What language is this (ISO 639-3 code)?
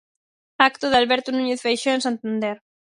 glg